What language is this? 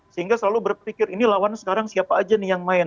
Indonesian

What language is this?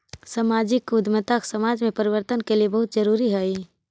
Magahi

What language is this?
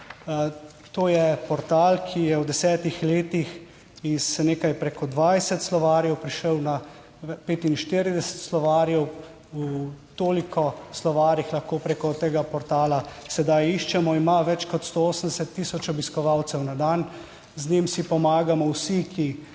Slovenian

